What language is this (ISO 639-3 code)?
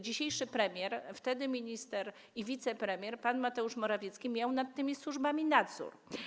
pol